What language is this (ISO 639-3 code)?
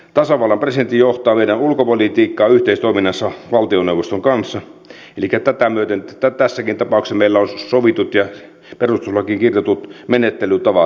fin